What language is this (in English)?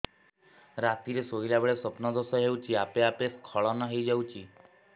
Odia